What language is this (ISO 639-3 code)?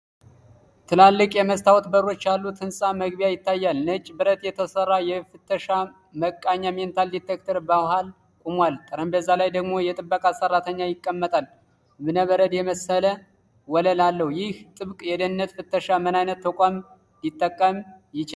amh